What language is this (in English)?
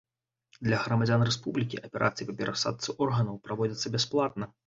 Belarusian